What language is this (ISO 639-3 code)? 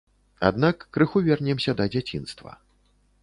bel